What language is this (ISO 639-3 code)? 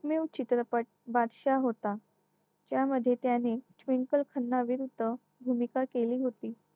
mar